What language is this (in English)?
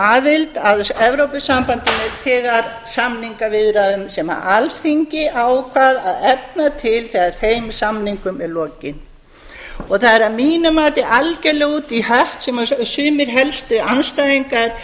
Icelandic